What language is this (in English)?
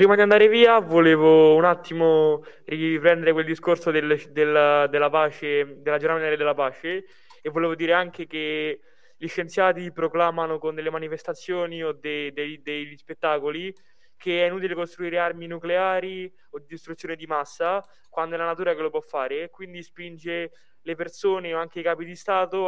Italian